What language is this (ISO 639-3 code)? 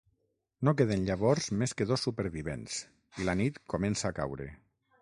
cat